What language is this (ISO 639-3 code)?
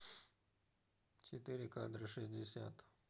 rus